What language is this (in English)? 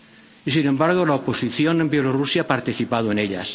Spanish